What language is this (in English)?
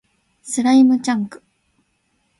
Japanese